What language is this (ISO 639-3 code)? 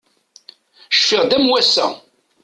kab